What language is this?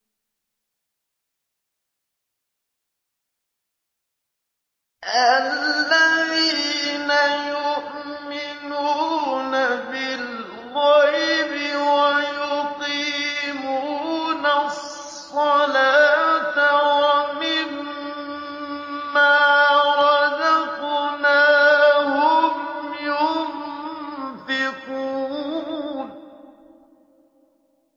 Arabic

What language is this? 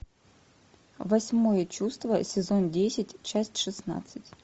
Russian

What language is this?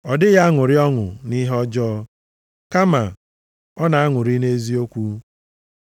Igbo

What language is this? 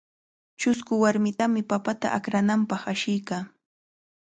Cajatambo North Lima Quechua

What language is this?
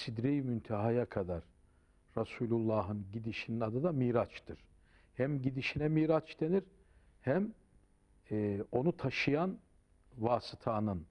Turkish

